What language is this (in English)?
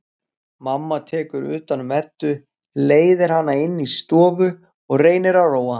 Icelandic